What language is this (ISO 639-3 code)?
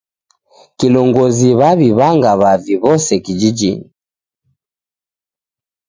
dav